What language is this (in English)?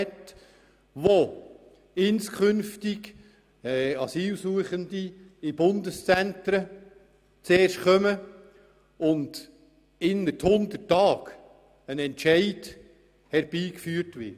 Swiss German